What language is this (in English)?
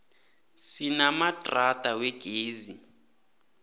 South Ndebele